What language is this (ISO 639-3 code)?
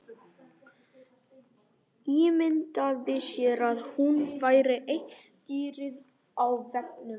isl